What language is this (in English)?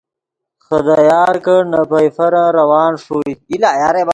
Yidgha